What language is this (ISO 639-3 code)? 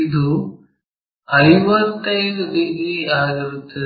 kan